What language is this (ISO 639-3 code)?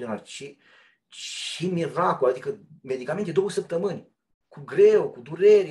ron